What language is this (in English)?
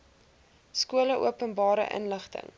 Afrikaans